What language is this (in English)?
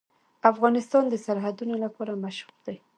Pashto